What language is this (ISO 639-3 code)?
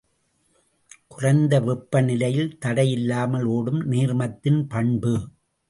tam